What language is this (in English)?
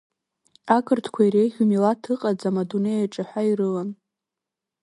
Abkhazian